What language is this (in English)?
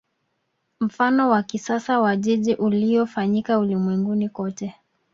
Swahili